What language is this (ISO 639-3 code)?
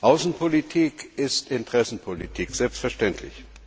deu